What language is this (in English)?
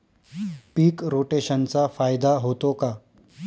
Marathi